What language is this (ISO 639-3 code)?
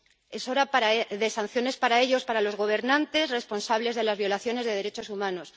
spa